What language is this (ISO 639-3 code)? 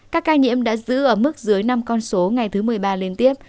vie